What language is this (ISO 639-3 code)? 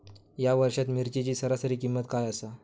mar